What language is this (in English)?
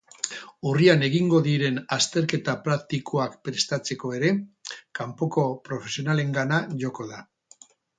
Basque